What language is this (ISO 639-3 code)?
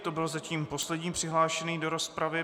ces